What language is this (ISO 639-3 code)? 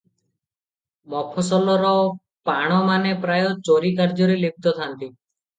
ori